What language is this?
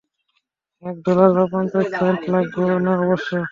Bangla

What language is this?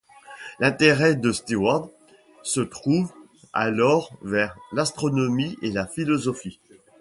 French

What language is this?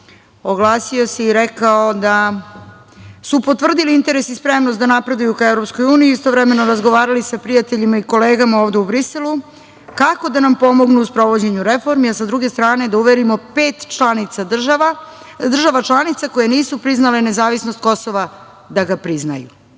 Serbian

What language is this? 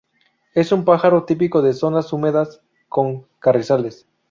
Spanish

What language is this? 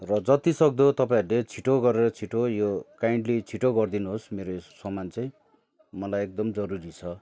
Nepali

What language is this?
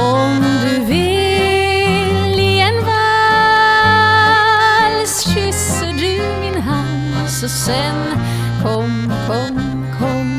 Dutch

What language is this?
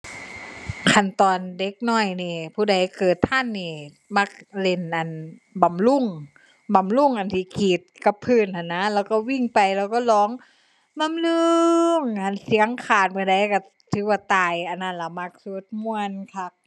Thai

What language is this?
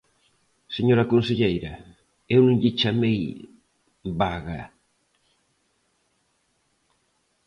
Galician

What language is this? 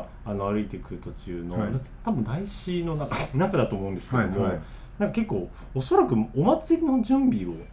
Japanese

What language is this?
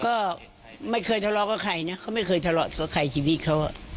Thai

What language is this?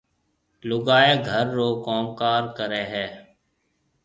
Marwari (Pakistan)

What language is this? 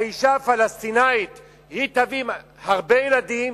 Hebrew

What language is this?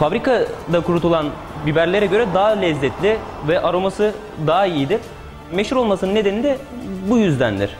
Turkish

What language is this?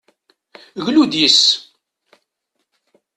Kabyle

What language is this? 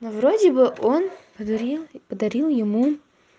Russian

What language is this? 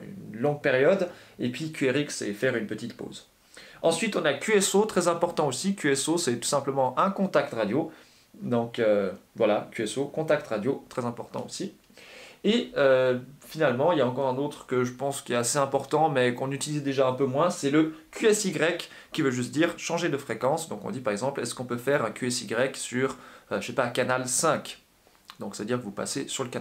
French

